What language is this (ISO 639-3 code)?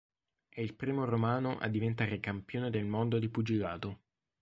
ita